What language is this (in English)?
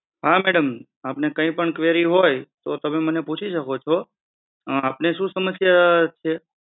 Gujarati